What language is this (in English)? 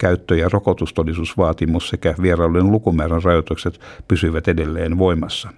Finnish